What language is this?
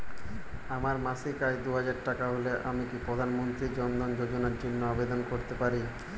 Bangla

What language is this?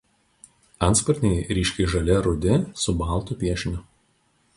Lithuanian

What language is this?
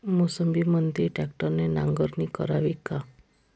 Marathi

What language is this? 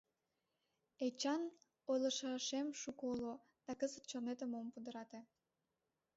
Mari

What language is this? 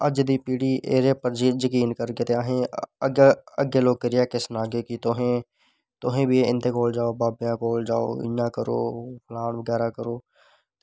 Dogri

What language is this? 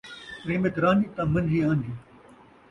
Saraiki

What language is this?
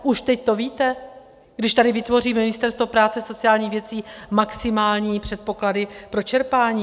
Czech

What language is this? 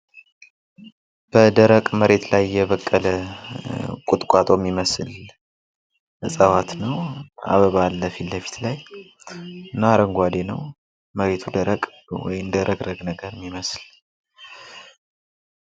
Amharic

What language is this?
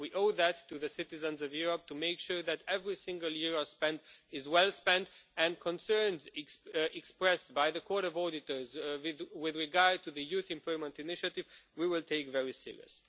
English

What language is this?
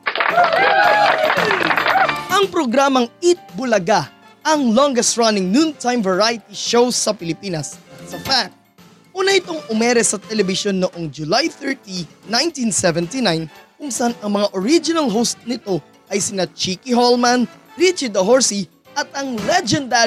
Filipino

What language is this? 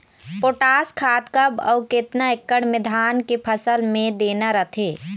Chhattisgarhi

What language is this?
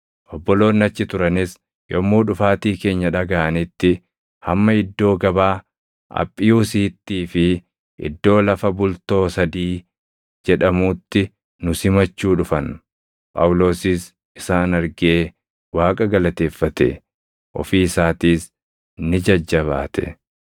Oromo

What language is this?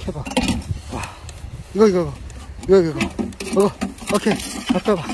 Korean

